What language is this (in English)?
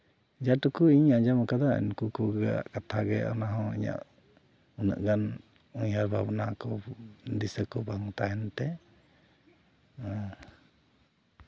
Santali